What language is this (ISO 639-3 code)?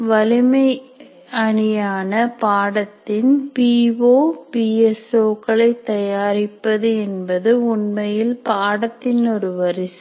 tam